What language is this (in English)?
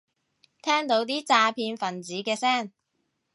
Cantonese